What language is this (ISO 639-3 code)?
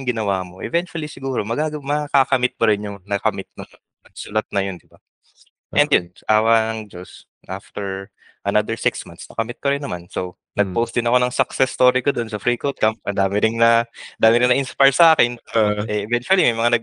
fil